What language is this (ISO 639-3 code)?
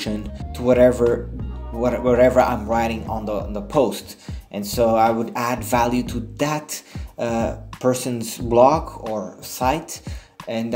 eng